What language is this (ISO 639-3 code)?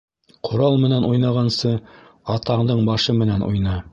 bak